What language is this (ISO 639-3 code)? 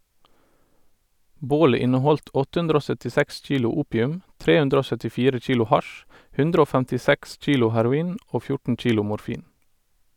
nor